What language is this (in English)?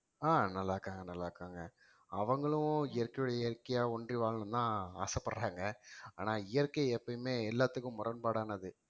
Tamil